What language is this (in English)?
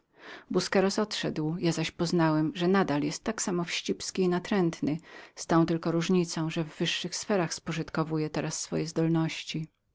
Polish